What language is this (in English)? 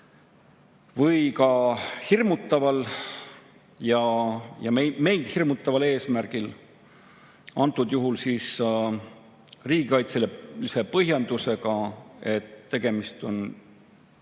Estonian